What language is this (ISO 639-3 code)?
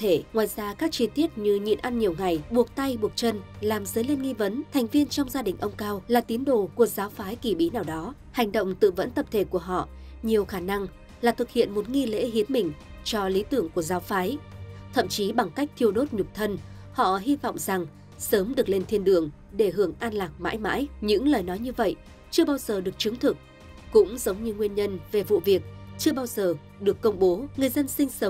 vie